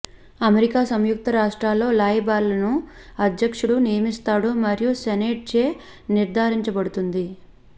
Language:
Telugu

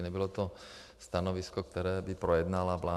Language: Czech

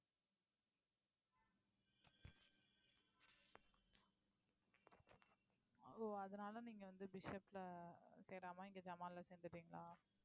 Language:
Tamil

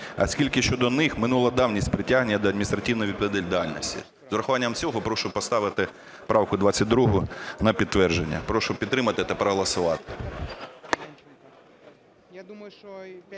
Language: Ukrainian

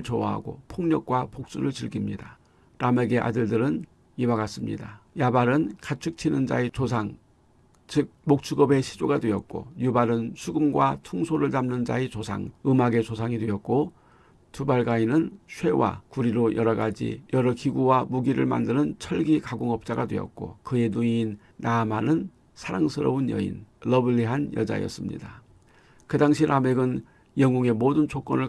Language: Korean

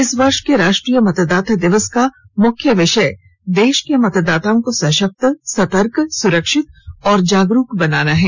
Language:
Hindi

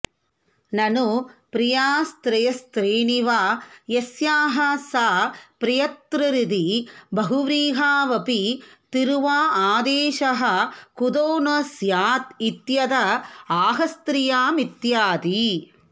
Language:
Sanskrit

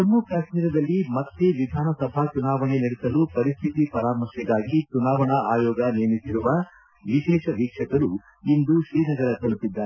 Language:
Kannada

